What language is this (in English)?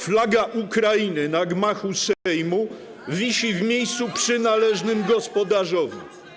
Polish